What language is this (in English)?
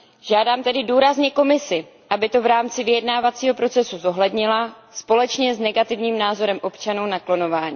Czech